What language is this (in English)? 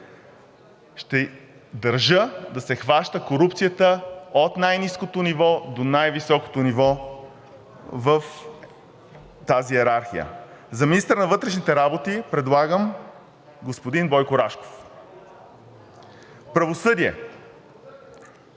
Bulgarian